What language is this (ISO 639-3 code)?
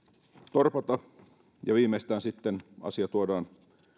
fin